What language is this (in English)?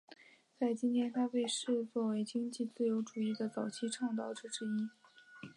Chinese